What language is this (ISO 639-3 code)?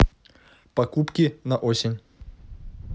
rus